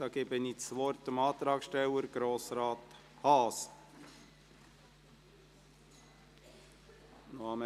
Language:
Swiss German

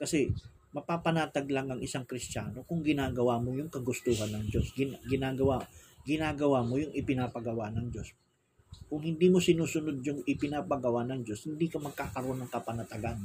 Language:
Filipino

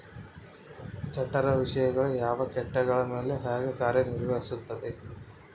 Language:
Kannada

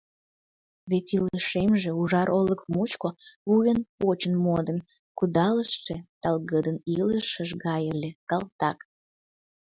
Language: Mari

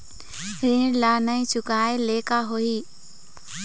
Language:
Chhattisgarhi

